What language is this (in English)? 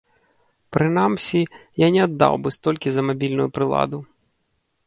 Belarusian